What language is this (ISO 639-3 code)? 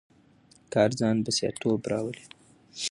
pus